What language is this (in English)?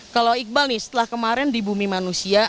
Indonesian